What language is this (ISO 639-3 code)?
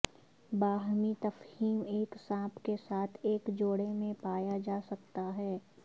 urd